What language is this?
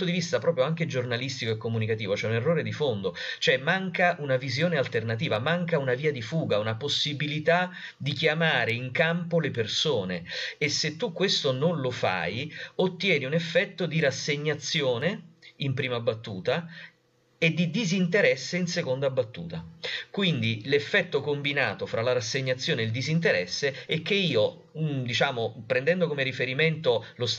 Italian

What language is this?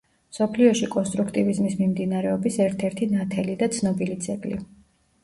Georgian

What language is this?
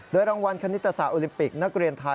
Thai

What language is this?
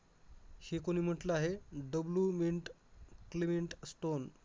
Marathi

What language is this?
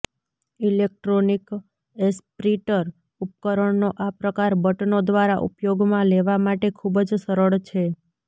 Gujarati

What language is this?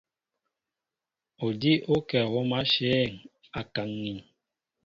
Mbo (Cameroon)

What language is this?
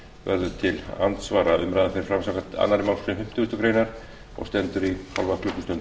Icelandic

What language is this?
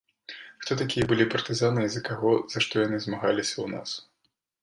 Belarusian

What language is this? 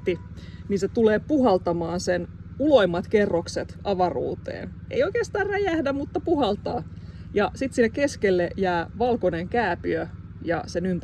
Finnish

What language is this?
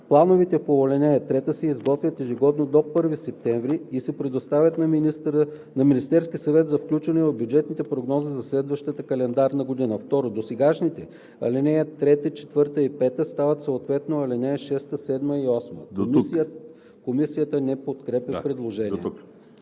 Bulgarian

